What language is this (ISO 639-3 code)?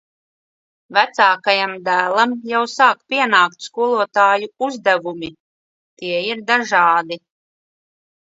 lav